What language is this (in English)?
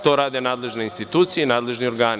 Serbian